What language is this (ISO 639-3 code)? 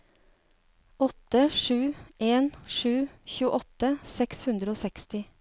nor